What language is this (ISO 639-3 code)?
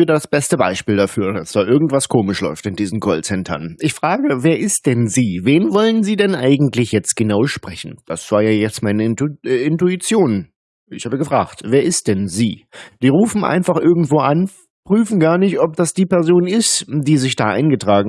deu